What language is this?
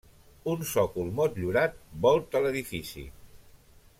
Catalan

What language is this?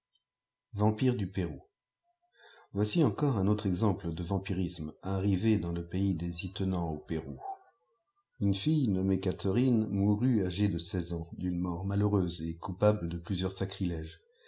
French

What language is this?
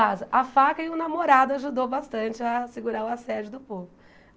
Portuguese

